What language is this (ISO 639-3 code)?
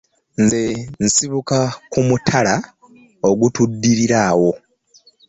lug